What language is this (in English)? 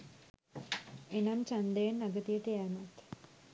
Sinhala